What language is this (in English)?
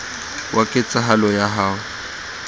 Southern Sotho